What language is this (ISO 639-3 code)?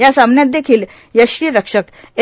mar